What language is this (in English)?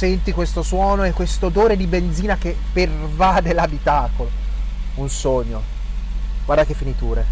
Italian